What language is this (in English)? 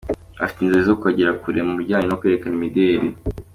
Kinyarwanda